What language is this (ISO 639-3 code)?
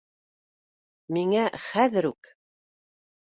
bak